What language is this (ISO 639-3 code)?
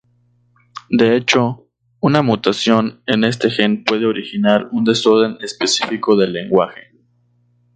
spa